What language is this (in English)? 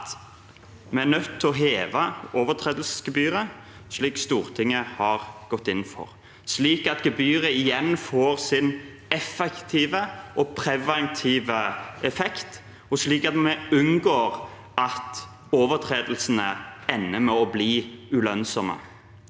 Norwegian